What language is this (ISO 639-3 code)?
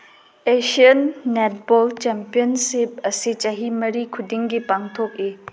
mni